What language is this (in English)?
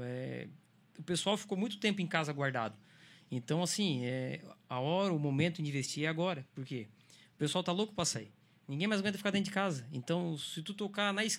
Portuguese